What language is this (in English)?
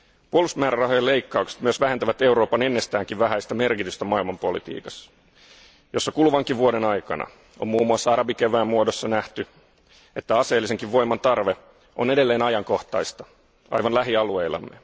Finnish